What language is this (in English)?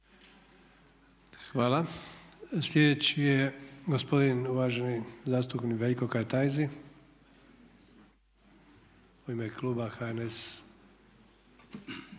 Croatian